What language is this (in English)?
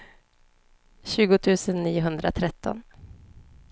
Swedish